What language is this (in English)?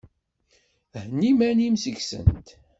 Kabyle